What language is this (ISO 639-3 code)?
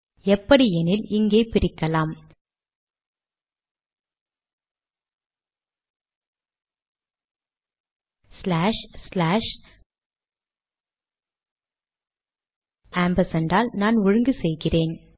tam